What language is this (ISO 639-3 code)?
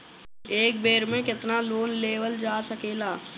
bho